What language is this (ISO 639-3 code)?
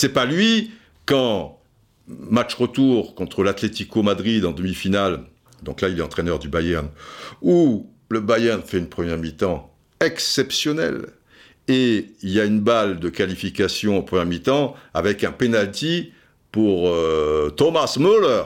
fra